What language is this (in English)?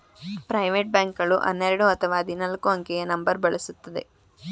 Kannada